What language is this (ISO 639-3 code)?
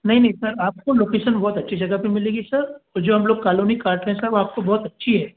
hin